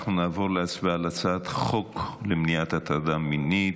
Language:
Hebrew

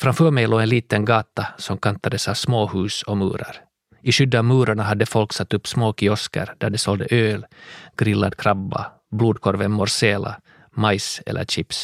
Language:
Swedish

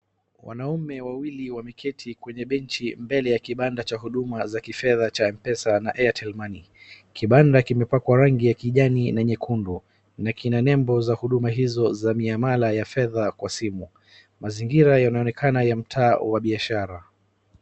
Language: Swahili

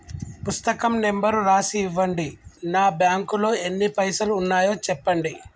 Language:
Telugu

